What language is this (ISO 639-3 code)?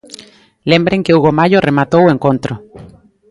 glg